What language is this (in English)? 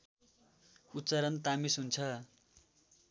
Nepali